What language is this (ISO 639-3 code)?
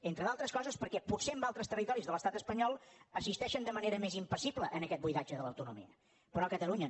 cat